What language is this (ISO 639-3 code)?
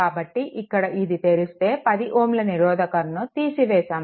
tel